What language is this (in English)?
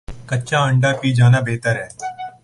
Urdu